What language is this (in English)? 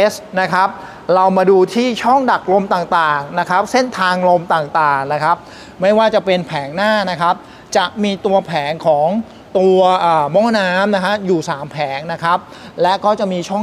Thai